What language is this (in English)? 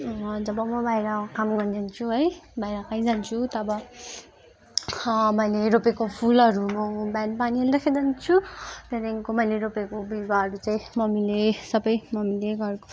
Nepali